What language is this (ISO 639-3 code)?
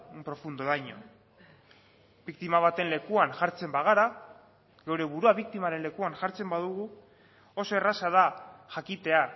eus